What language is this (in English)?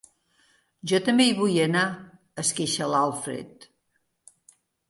Catalan